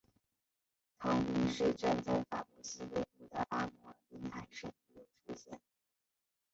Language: Chinese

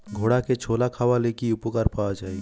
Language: Bangla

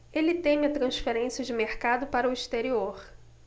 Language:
Portuguese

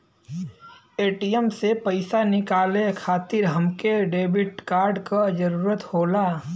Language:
Bhojpuri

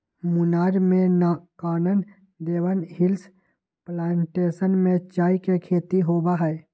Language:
Magahi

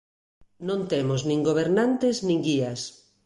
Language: Galician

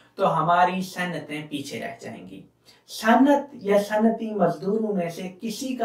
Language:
Romanian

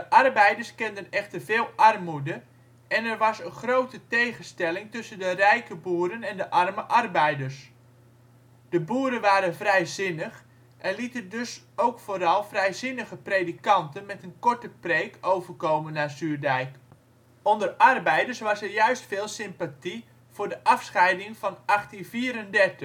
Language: Dutch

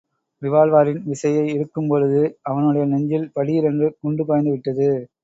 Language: Tamil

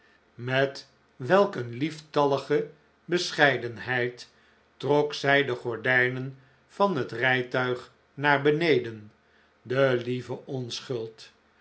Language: Dutch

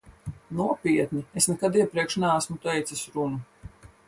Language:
Latvian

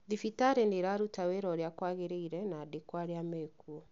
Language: Kikuyu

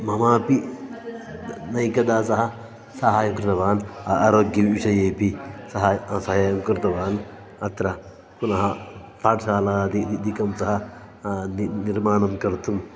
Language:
Sanskrit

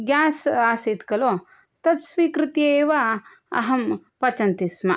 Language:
Sanskrit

